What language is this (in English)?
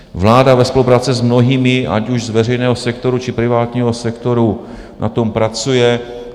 Czech